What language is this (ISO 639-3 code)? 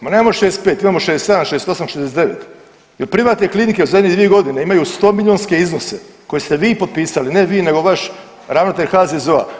hrv